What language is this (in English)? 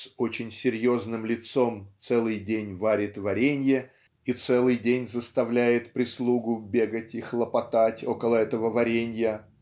Russian